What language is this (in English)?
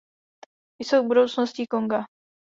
Czech